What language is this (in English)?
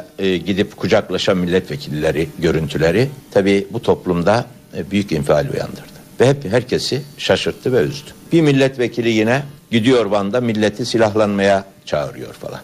Turkish